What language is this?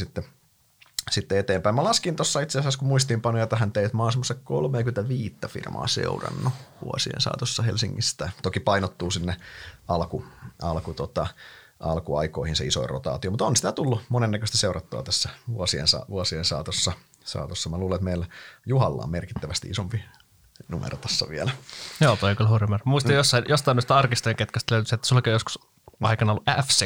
Finnish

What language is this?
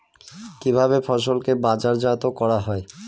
Bangla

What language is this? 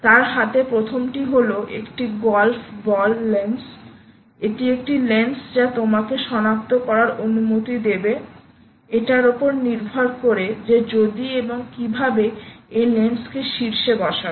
Bangla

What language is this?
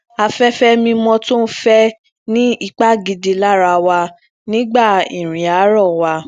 Yoruba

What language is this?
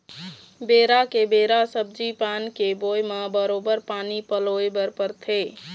Chhattisgarhi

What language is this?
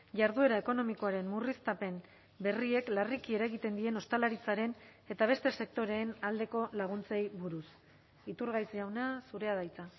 Basque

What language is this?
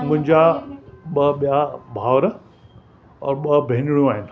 Sindhi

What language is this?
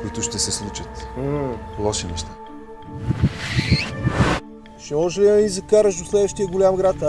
Russian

